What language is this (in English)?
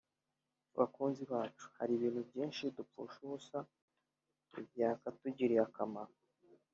Kinyarwanda